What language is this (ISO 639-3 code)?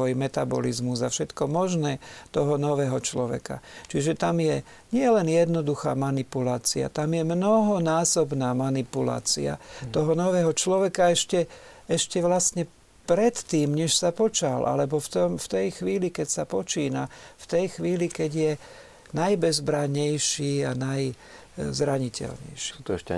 slk